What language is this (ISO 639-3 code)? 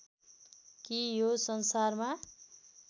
nep